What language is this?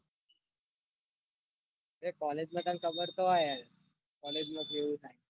Gujarati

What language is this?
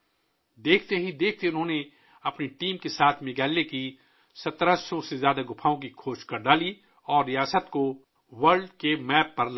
Urdu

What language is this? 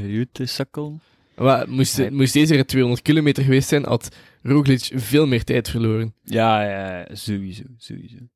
Dutch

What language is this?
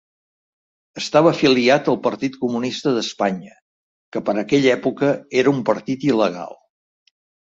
Catalan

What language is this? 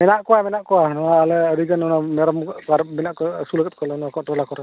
Santali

